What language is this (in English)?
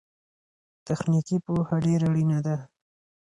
Pashto